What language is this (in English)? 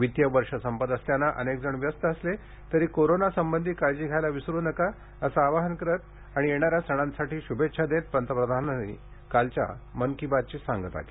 Marathi